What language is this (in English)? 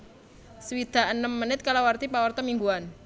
Javanese